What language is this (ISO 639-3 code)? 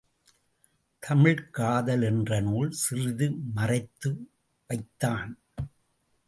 tam